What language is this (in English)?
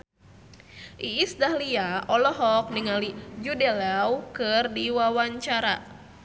Sundanese